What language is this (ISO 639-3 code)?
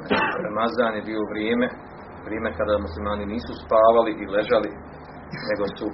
hrv